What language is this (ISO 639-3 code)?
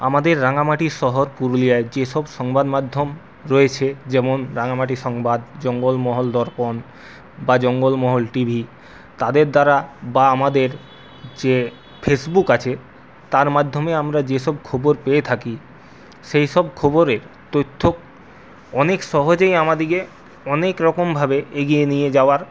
ben